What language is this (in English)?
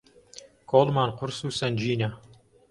Central Kurdish